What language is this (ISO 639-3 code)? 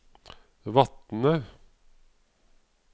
nor